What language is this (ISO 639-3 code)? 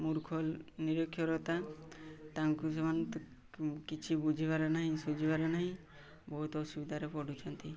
ori